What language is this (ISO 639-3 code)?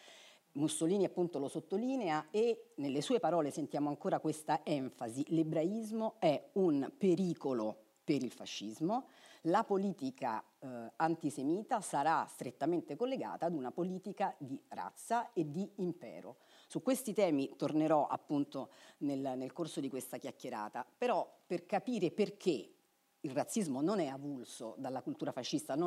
ita